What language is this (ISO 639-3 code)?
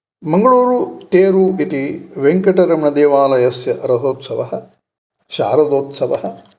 san